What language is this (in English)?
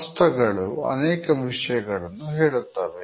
Kannada